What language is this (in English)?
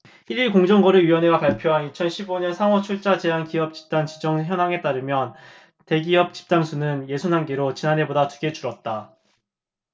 Korean